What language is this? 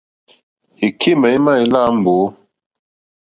Mokpwe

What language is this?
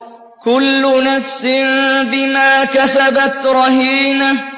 Arabic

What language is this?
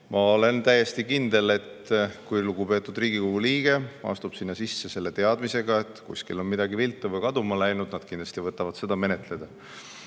Estonian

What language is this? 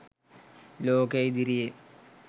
Sinhala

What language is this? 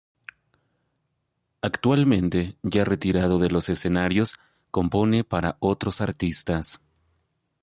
Spanish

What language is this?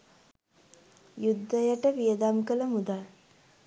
Sinhala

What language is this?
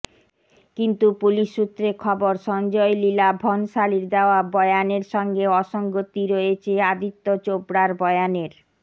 Bangla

